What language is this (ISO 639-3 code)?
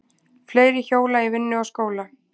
isl